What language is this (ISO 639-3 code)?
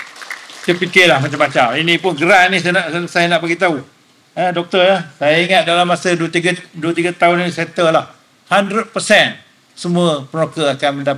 msa